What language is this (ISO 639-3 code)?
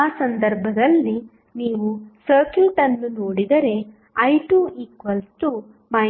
kan